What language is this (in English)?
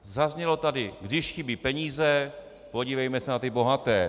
Czech